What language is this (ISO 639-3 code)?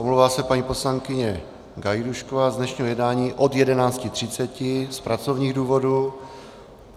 ces